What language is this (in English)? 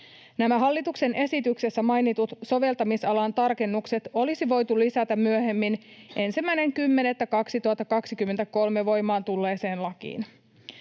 Finnish